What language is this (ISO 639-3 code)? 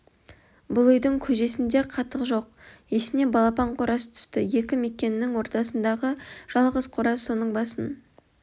kaz